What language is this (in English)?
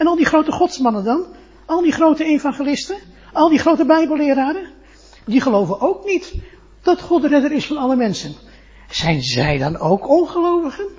Dutch